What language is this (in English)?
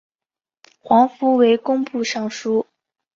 Chinese